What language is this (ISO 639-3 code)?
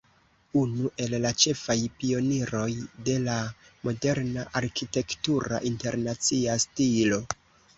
epo